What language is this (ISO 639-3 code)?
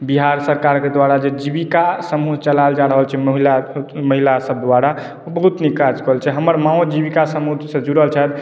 mai